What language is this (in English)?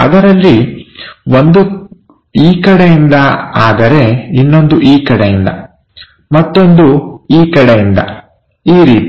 Kannada